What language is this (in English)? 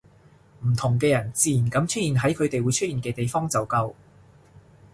Cantonese